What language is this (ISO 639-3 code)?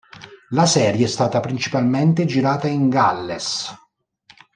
ita